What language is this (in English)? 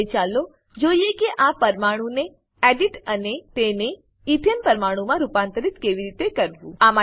Gujarati